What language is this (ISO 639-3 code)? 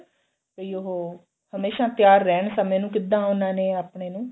pan